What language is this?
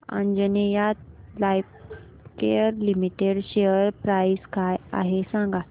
Marathi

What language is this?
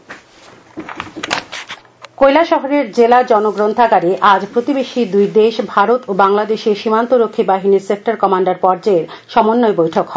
Bangla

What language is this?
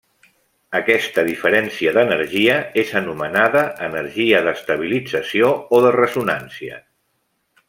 Catalan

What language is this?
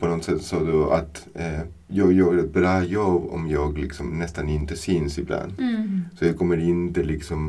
Swedish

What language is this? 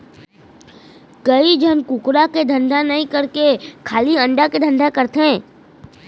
Chhattisgarhi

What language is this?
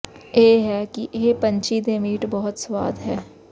Punjabi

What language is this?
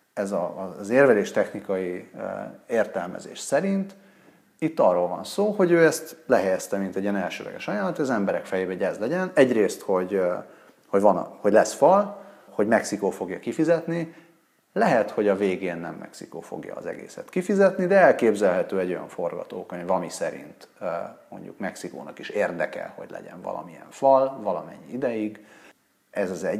Hungarian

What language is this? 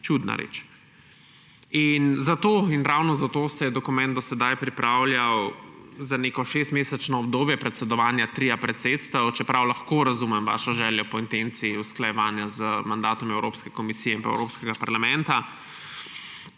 Slovenian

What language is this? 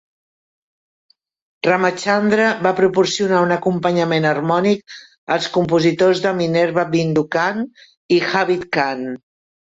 Catalan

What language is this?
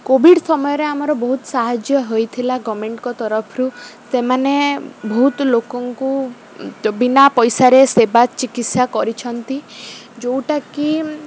Odia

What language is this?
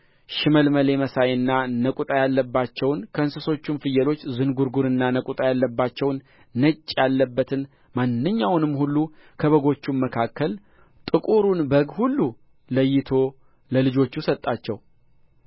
Amharic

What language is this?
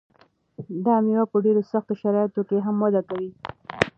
Pashto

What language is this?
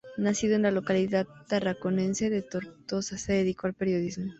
Spanish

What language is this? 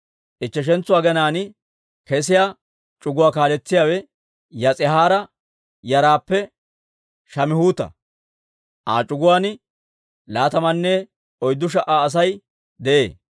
Dawro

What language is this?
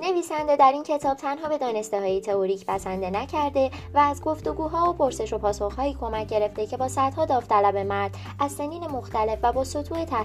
Persian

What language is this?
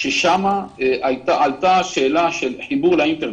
Hebrew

